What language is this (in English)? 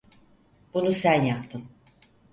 Turkish